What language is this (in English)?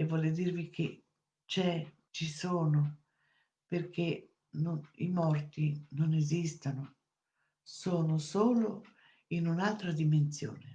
Italian